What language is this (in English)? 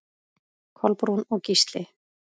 Icelandic